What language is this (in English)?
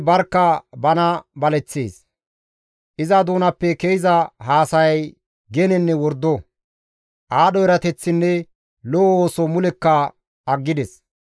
Gamo